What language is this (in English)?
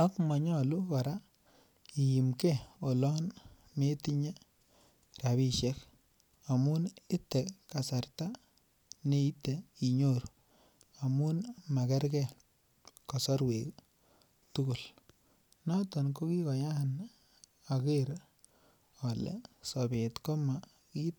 Kalenjin